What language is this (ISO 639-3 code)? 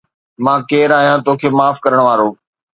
snd